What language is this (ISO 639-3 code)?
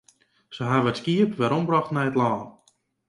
fry